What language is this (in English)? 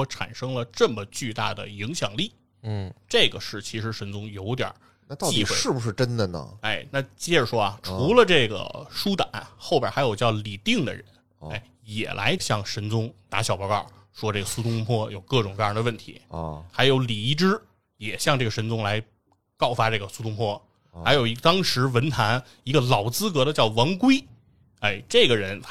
Chinese